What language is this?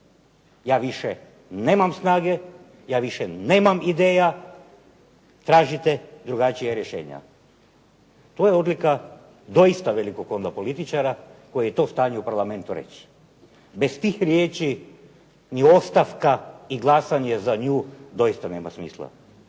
Croatian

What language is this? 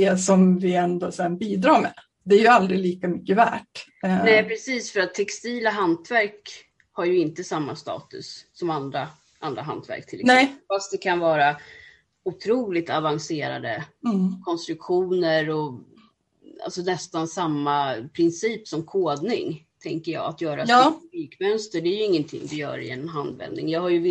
Swedish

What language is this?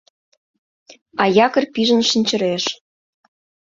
Mari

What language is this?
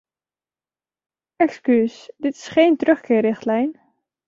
Dutch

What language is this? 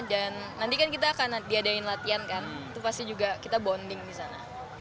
Indonesian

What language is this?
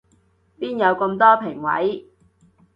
Cantonese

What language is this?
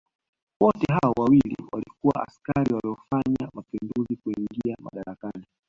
Swahili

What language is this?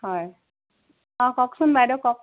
Assamese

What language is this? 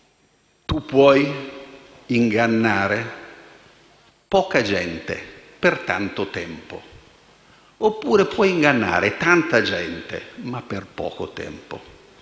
Italian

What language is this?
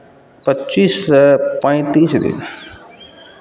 Maithili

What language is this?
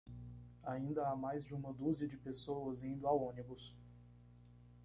Portuguese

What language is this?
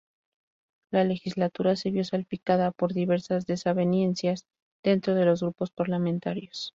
Spanish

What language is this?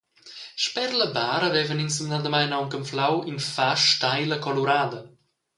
Romansh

